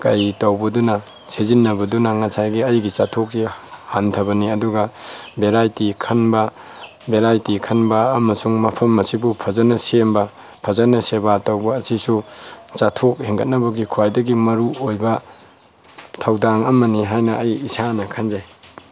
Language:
Manipuri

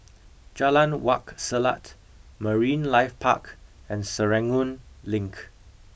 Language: English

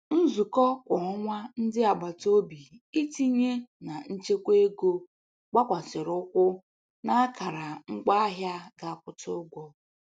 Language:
Igbo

